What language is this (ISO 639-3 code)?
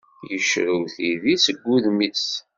kab